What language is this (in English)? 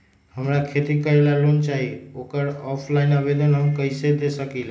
Magahi